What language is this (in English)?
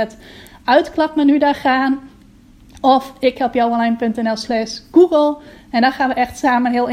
Dutch